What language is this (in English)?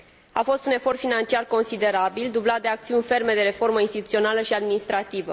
Romanian